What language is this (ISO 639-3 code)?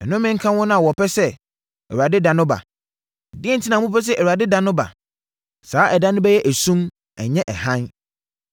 aka